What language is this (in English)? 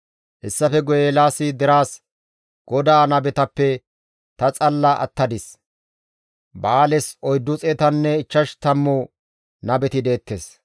Gamo